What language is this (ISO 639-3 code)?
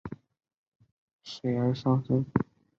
zho